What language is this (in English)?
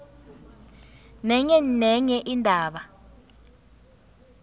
South Ndebele